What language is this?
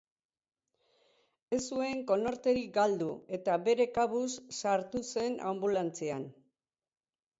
Basque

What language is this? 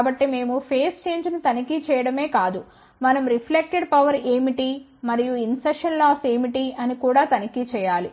Telugu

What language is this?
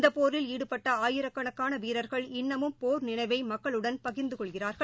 Tamil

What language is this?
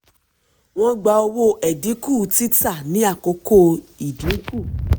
Yoruba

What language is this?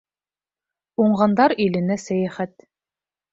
Bashkir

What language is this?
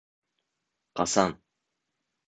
Bashkir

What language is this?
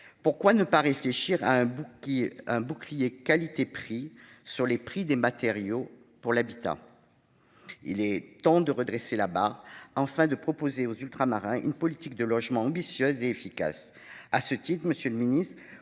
French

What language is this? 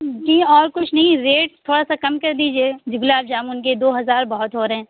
Urdu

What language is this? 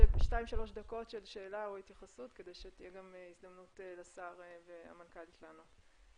Hebrew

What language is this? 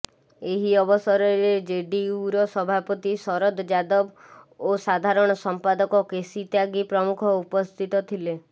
Odia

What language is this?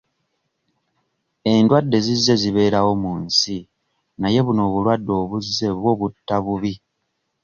Ganda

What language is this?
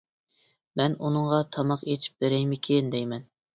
Uyghur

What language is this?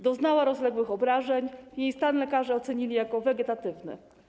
Polish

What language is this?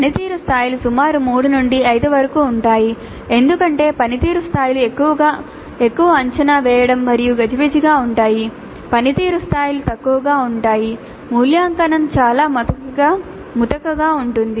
Telugu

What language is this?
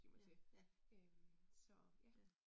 Danish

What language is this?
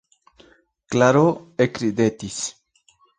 Esperanto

